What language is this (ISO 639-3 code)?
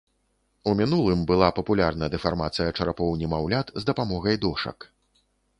bel